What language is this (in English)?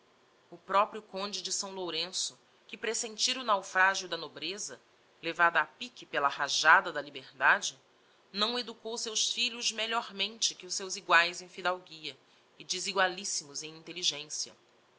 Portuguese